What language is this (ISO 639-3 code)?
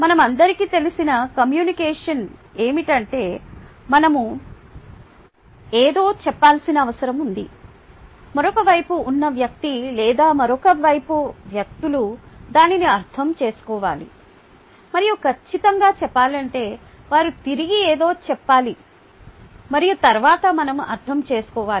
tel